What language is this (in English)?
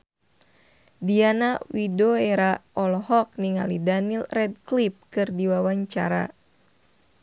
Sundanese